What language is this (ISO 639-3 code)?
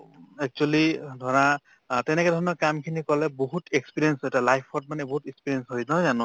asm